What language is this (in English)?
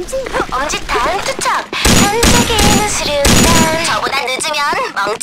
Korean